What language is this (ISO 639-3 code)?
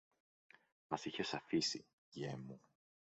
ell